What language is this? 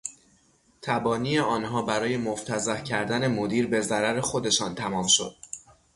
Persian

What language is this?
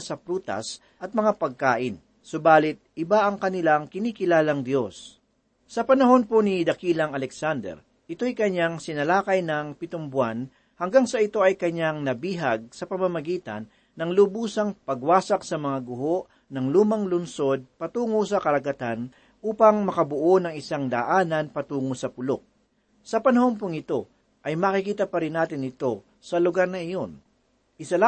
Filipino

